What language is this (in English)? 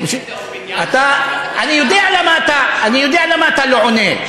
Hebrew